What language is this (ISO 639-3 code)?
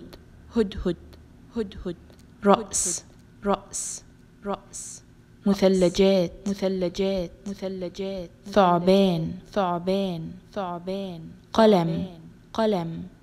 ara